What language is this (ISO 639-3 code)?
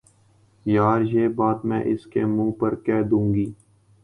urd